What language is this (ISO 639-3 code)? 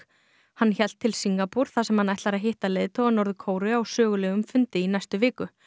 isl